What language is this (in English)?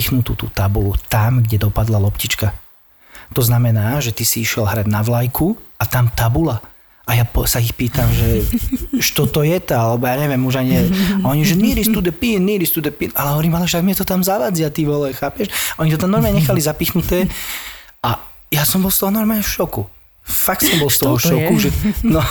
Slovak